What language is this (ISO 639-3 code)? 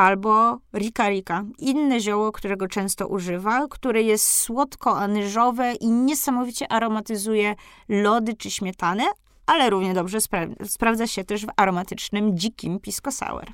pol